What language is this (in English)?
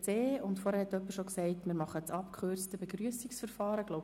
Swiss German